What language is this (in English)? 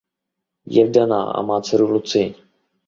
Czech